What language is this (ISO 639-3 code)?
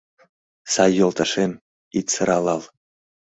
chm